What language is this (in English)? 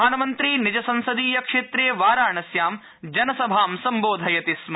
Sanskrit